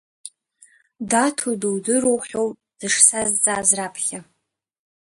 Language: Abkhazian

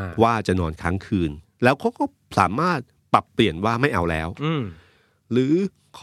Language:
Thai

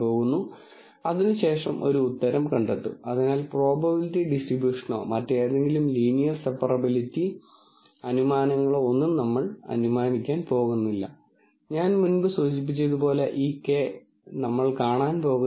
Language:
Malayalam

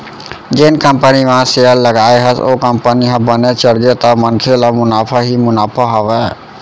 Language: Chhattisgarhi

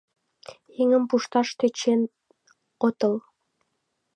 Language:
Mari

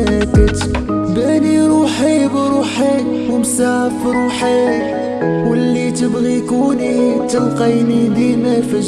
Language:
Arabic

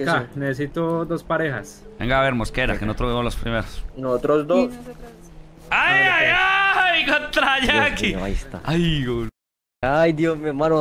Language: Spanish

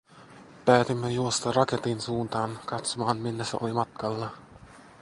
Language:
Finnish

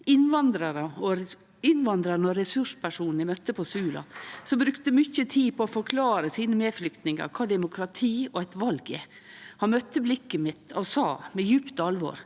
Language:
Norwegian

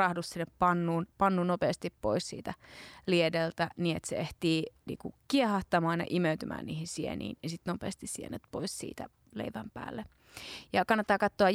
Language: Finnish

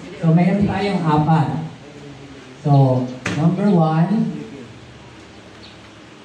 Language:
Filipino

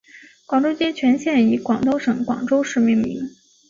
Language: Chinese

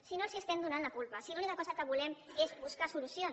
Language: Catalan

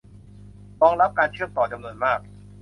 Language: Thai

